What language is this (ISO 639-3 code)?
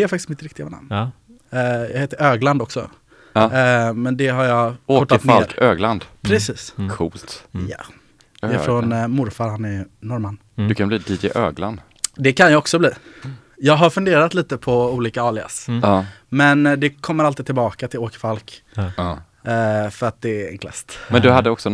swe